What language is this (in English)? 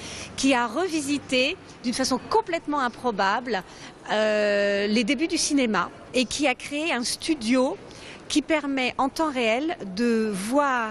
French